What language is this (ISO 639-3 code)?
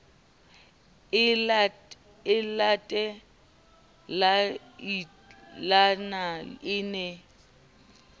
sot